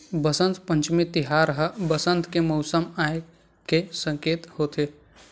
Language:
Chhattisgarhi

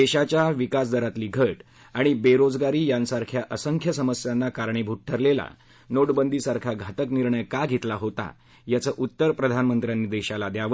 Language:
Marathi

